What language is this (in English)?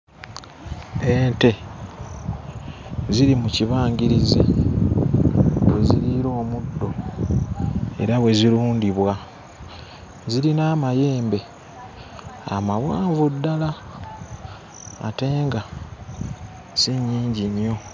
Ganda